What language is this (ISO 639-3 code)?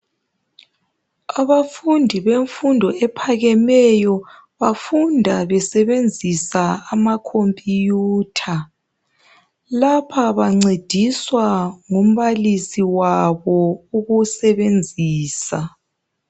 nde